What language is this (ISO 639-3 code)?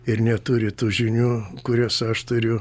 lit